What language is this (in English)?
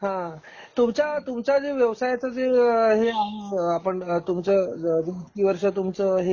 Marathi